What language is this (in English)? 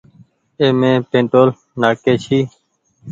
Goaria